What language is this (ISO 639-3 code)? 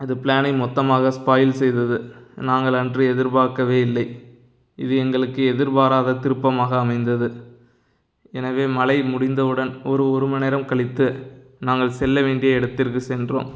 tam